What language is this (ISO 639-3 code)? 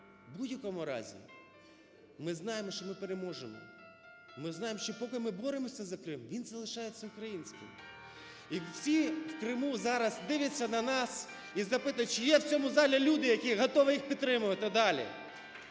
ukr